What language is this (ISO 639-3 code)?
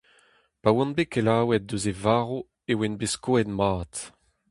bre